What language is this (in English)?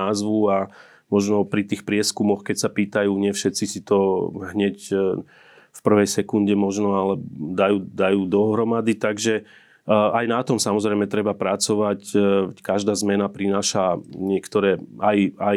Slovak